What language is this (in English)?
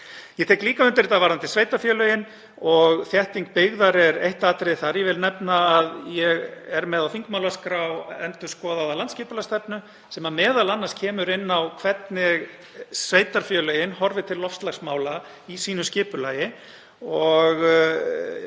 Icelandic